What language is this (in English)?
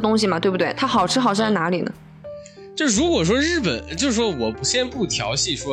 Chinese